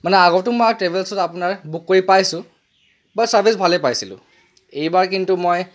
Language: Assamese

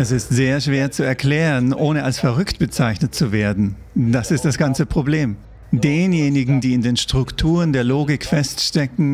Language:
German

